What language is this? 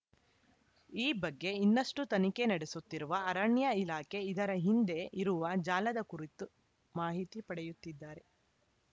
Kannada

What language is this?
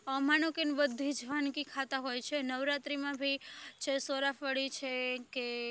Gujarati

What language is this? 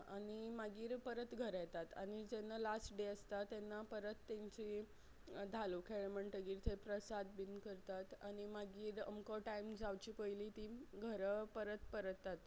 Konkani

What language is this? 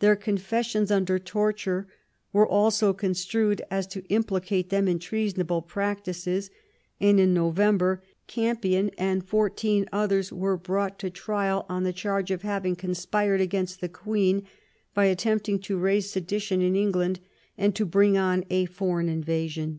English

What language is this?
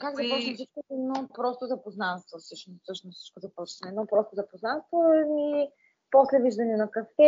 Bulgarian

